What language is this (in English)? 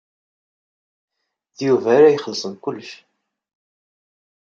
Kabyle